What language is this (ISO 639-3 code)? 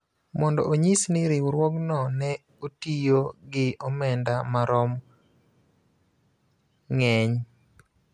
luo